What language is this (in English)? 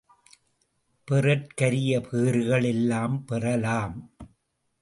Tamil